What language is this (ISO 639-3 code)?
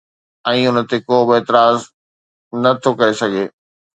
snd